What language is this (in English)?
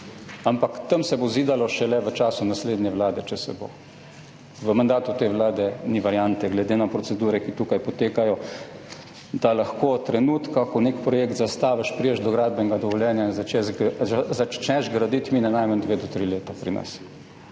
Slovenian